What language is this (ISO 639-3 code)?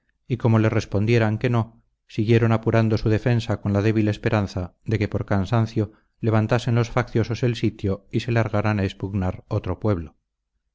spa